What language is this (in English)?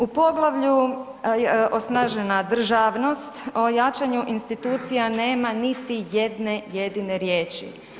Croatian